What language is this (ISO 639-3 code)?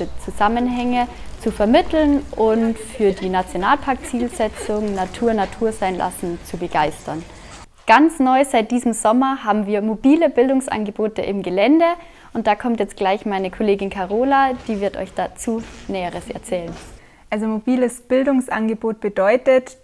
deu